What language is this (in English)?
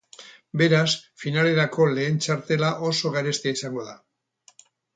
Basque